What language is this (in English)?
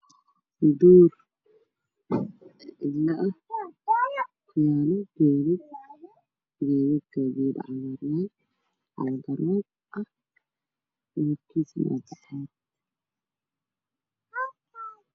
Somali